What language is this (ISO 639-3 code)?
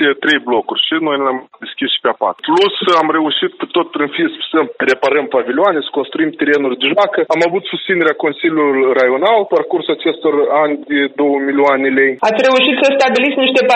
ron